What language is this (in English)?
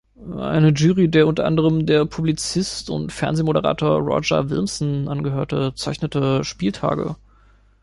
German